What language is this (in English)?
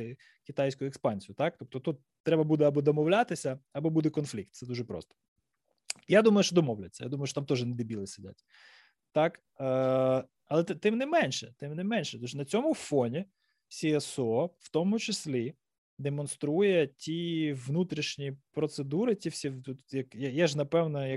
Ukrainian